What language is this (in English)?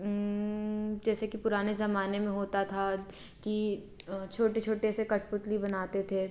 Hindi